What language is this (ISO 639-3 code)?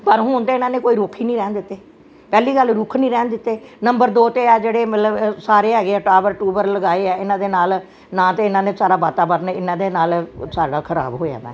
pan